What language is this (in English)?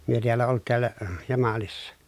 Finnish